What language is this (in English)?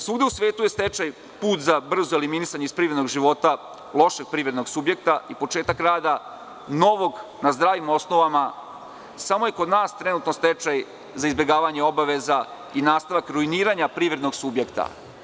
Serbian